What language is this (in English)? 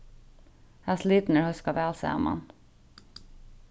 Faroese